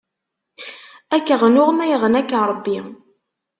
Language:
Kabyle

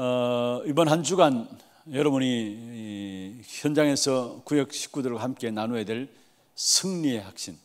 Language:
Korean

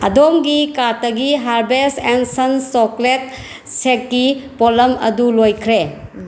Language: Manipuri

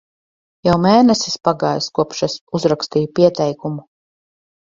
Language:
Latvian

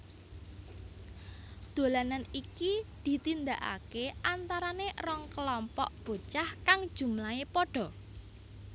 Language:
Javanese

